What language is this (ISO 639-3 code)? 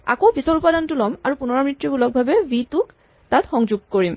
asm